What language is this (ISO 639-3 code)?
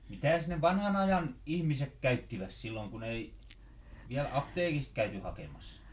fin